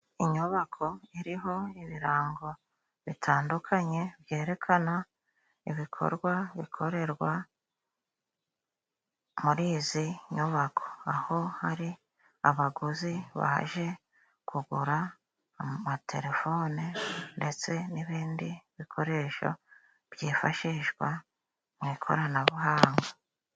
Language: Kinyarwanda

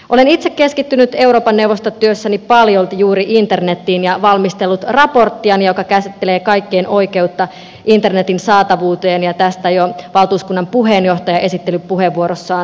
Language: Finnish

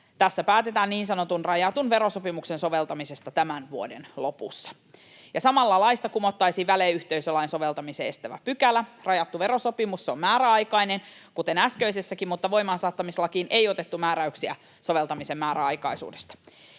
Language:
Finnish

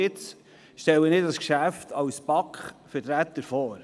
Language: Swiss German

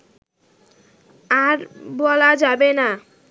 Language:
Bangla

